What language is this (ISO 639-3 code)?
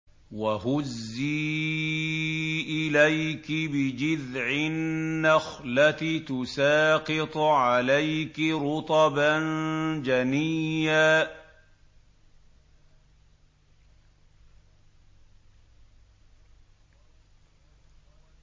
ara